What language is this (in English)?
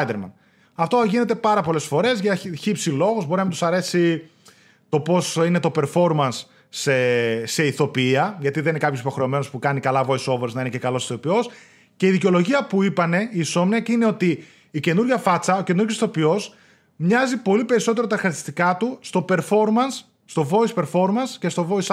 Greek